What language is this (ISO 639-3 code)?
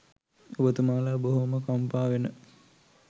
sin